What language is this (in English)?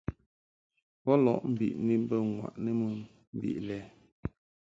Mungaka